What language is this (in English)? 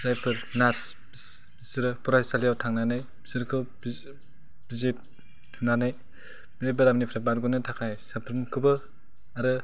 Bodo